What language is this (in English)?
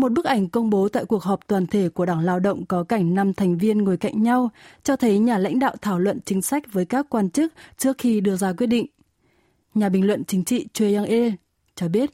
Vietnamese